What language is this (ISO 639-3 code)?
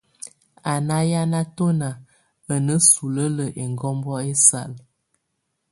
tvu